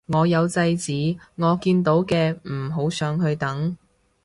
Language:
Cantonese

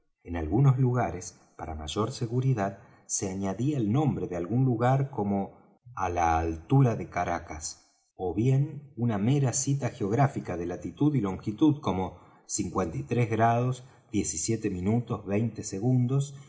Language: Spanish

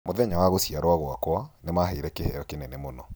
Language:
Kikuyu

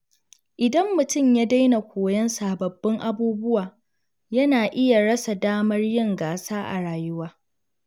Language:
Hausa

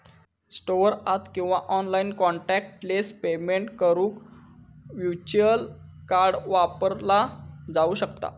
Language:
Marathi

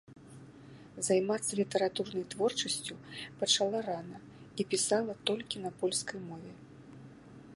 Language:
Belarusian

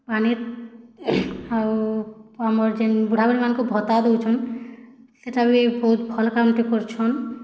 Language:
Odia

